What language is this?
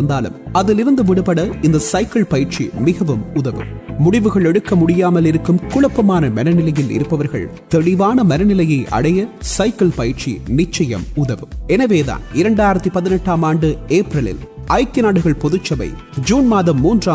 French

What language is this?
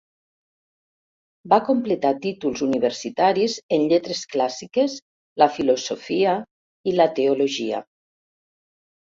Catalan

